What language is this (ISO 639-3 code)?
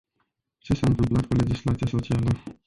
ron